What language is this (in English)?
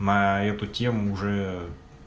Russian